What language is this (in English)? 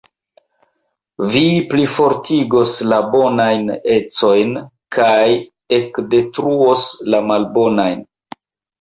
Esperanto